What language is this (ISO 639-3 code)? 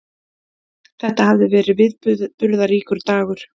isl